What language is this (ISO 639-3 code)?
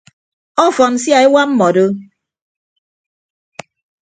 ibb